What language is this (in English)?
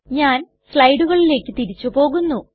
Malayalam